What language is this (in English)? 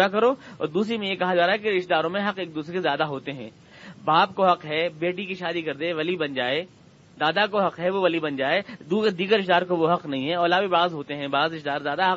Urdu